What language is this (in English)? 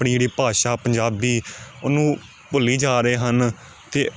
Punjabi